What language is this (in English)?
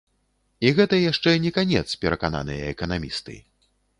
Belarusian